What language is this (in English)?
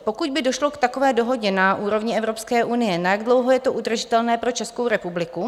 Czech